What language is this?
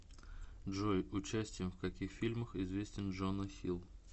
Russian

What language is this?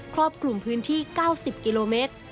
Thai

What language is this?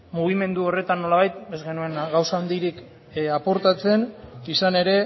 Basque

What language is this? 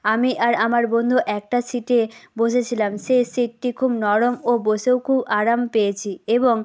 Bangla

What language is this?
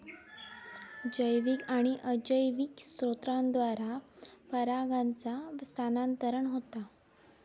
Marathi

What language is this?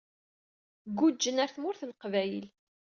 Kabyle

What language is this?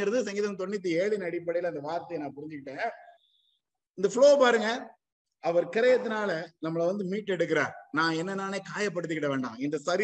Tamil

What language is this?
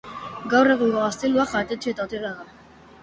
Basque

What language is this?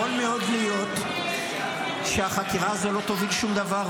Hebrew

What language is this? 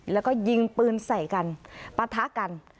Thai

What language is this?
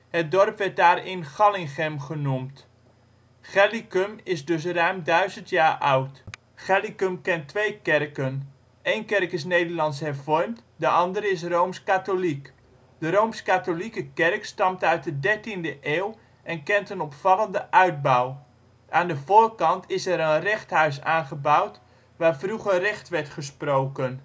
Dutch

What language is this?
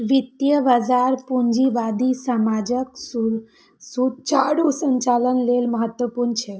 Maithili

